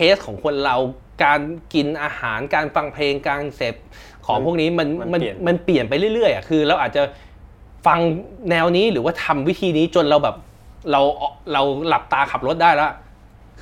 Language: Thai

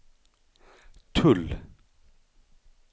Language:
Swedish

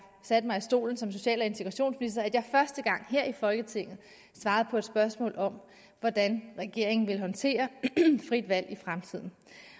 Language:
Danish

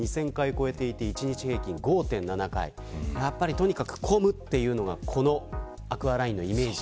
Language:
Japanese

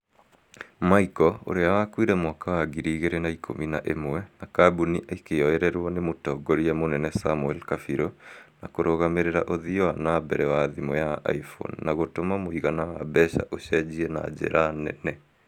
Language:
Kikuyu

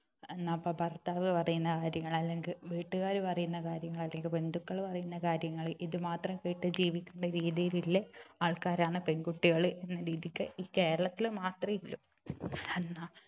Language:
Malayalam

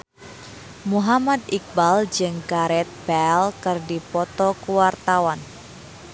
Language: Sundanese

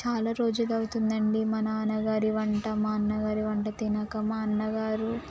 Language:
Telugu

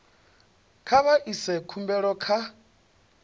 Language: Venda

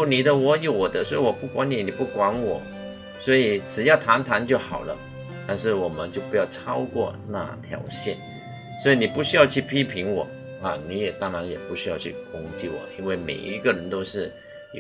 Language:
Chinese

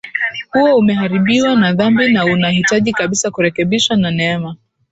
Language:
Swahili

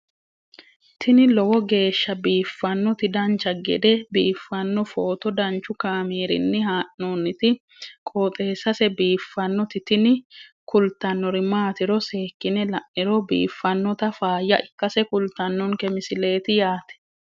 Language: Sidamo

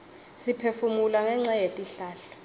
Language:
Swati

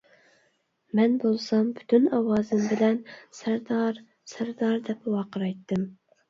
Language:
Uyghur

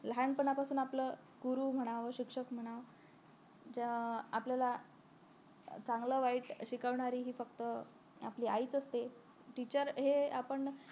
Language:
Marathi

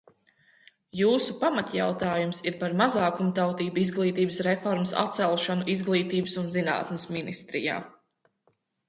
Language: Latvian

